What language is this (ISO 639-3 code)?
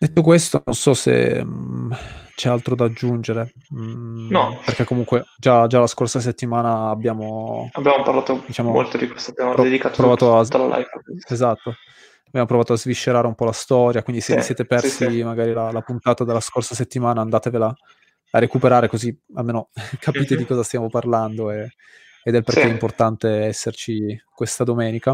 ita